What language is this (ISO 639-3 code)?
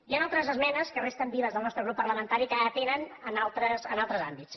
cat